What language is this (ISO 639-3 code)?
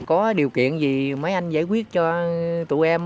vie